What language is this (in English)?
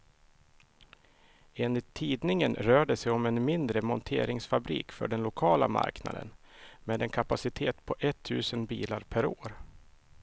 Swedish